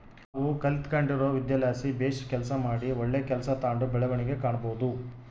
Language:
Kannada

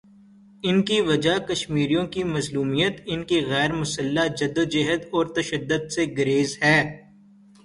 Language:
Urdu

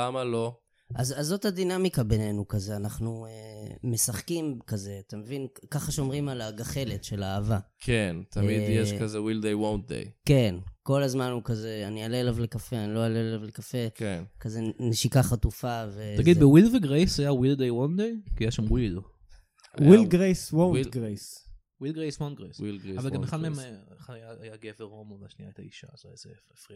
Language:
Hebrew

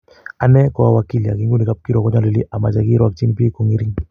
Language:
Kalenjin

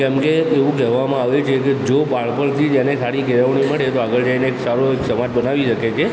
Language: Gujarati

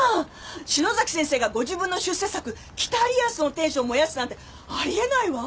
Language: Japanese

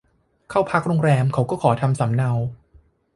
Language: Thai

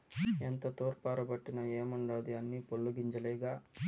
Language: Telugu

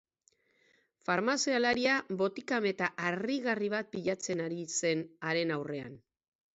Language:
Basque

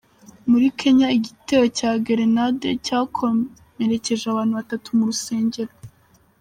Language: Kinyarwanda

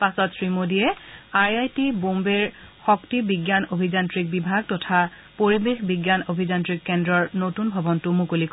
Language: Assamese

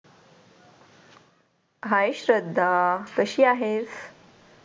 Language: Marathi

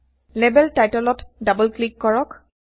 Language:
Assamese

